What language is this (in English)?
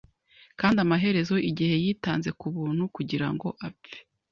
Kinyarwanda